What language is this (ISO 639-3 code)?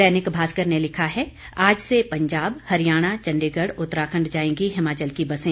hin